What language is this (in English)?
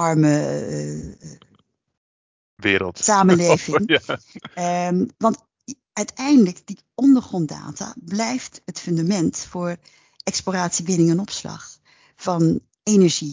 Dutch